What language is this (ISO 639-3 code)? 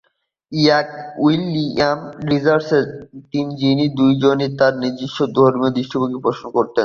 ben